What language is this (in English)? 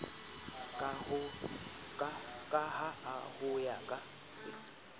Southern Sotho